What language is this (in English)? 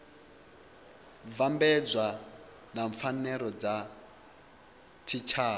Venda